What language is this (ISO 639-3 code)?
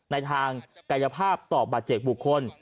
tha